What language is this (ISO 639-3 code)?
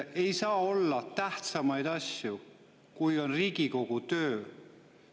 est